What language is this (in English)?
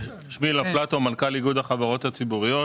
Hebrew